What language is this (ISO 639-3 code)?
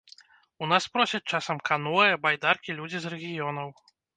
bel